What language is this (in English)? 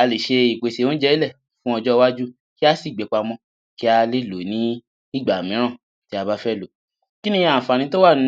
Yoruba